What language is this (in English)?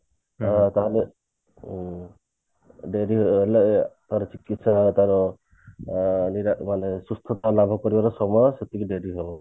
Odia